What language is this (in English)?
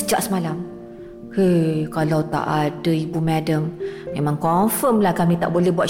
Malay